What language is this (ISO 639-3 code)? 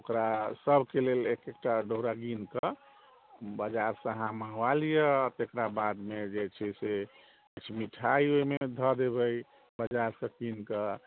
mai